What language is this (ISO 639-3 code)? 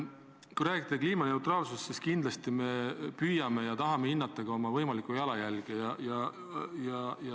est